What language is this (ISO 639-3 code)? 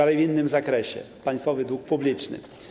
pol